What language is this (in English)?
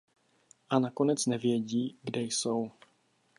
Czech